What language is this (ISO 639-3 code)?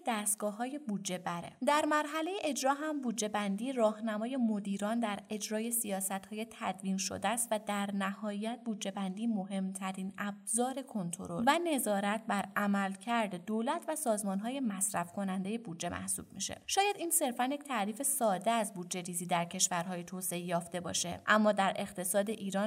fas